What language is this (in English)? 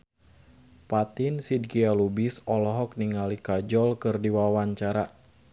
Sundanese